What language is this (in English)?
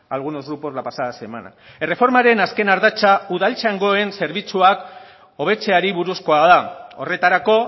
Basque